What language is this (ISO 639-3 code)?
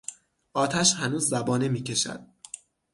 fas